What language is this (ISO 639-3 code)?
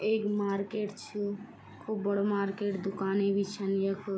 gbm